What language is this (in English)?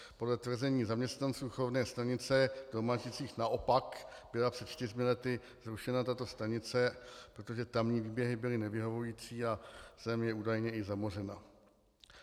Czech